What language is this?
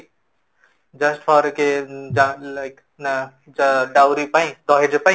Odia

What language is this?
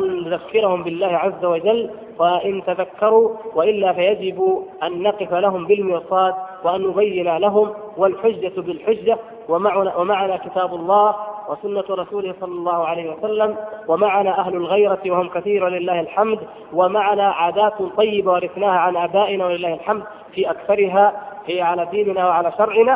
Arabic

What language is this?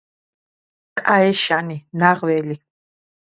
Georgian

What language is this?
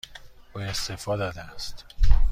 Persian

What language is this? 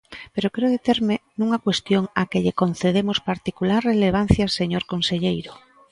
Galician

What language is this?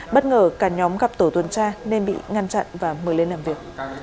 Vietnamese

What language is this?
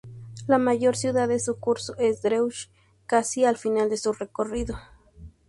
Spanish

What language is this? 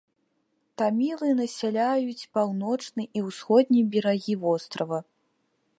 Belarusian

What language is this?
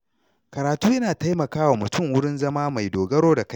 Hausa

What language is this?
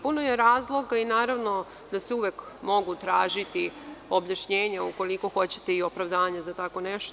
Serbian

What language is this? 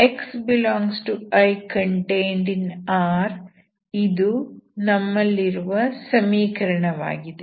Kannada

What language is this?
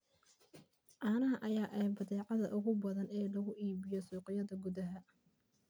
Somali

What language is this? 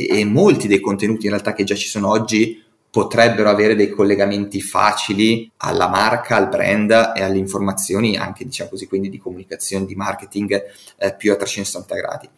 Italian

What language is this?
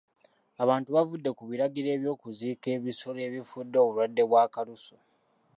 Ganda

